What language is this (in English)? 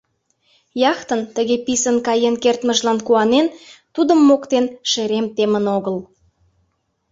Mari